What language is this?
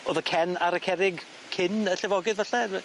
Welsh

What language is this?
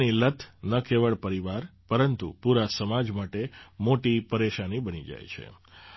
Gujarati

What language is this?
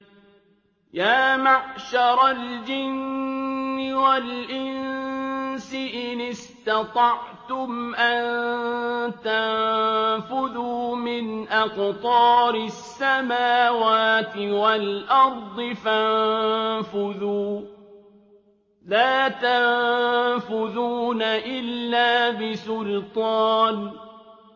Arabic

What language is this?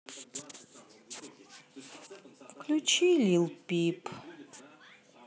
Russian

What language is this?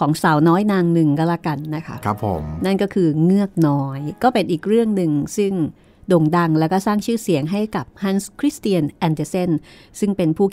Thai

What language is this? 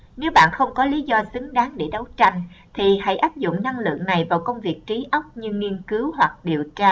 Vietnamese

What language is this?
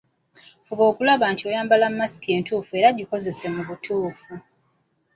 Ganda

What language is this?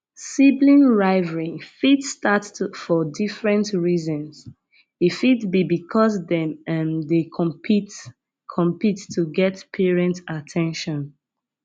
Nigerian Pidgin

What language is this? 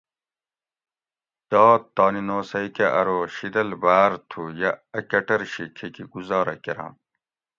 Gawri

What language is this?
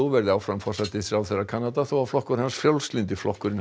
Icelandic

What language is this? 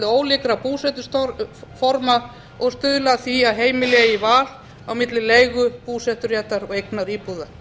Icelandic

